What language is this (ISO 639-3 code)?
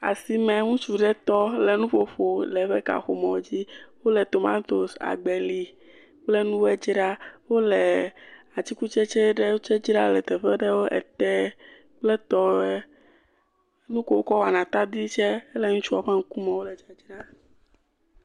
ewe